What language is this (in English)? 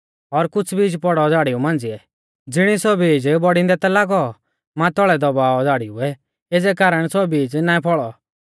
Mahasu Pahari